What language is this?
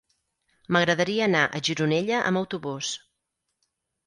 Catalan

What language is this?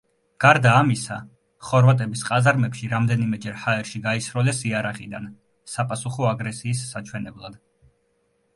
Georgian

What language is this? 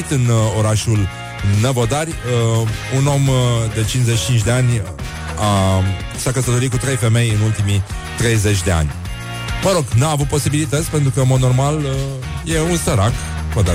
Romanian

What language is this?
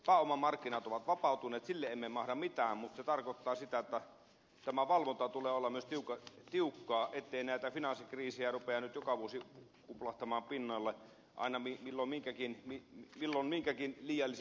Finnish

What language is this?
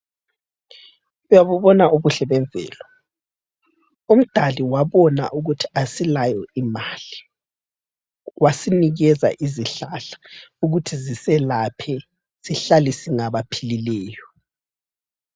North Ndebele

